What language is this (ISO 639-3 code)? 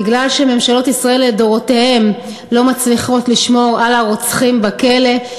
heb